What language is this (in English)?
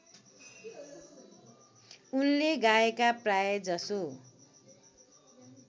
Nepali